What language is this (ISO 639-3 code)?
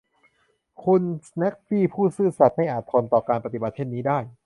tha